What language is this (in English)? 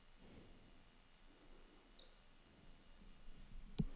Danish